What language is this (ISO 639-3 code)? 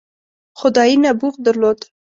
pus